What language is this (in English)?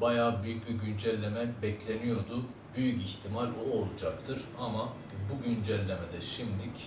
Turkish